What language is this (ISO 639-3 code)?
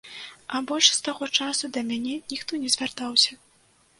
bel